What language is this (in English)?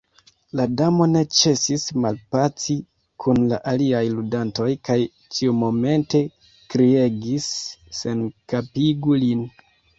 Esperanto